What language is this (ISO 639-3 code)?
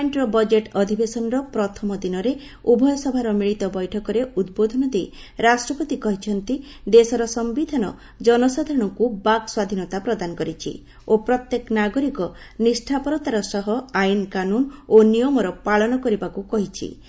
ori